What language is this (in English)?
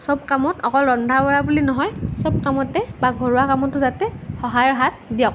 Assamese